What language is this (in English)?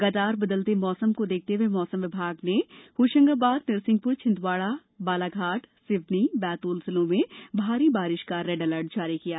Hindi